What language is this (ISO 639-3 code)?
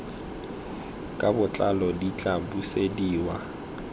tsn